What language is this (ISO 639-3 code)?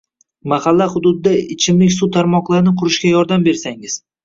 uzb